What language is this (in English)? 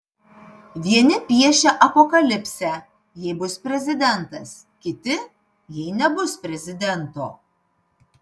Lithuanian